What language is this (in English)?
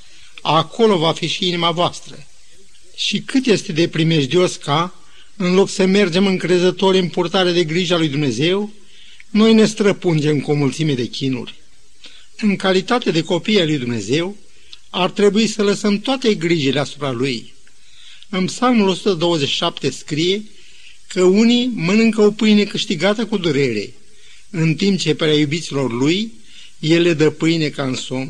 Romanian